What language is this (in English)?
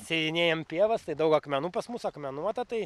Lithuanian